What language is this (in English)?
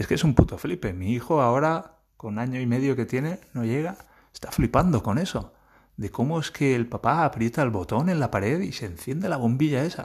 Spanish